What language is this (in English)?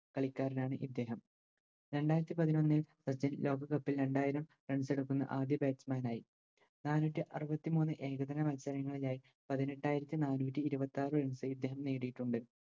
Malayalam